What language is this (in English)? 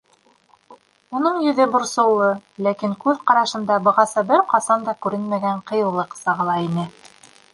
Bashkir